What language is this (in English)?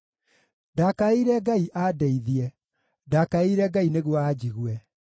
Kikuyu